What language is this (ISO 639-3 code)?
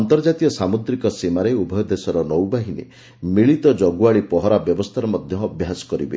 ori